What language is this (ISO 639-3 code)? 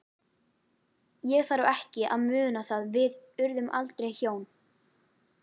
isl